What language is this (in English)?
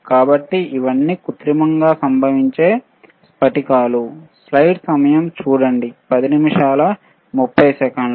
Telugu